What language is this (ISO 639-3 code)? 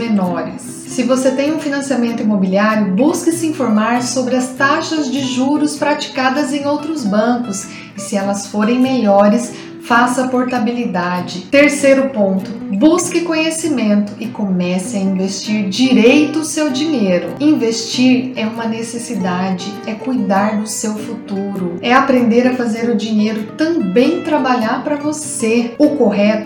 por